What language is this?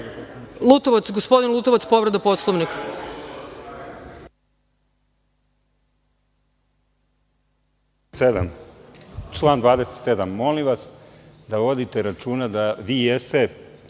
Serbian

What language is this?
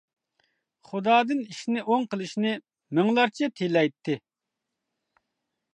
Uyghur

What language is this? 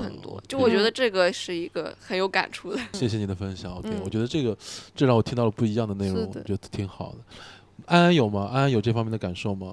Chinese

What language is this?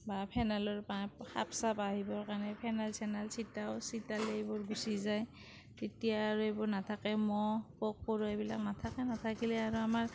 Assamese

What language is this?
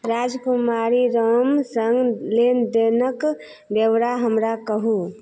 Maithili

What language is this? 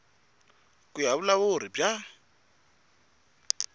Tsonga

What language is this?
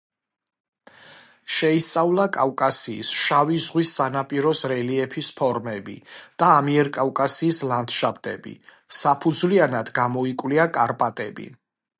Georgian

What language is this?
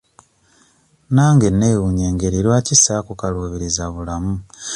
Ganda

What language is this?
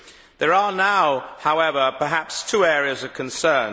English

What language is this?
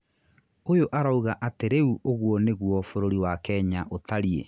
Kikuyu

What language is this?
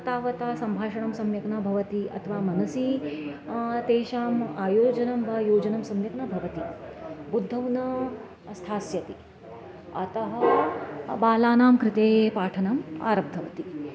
Sanskrit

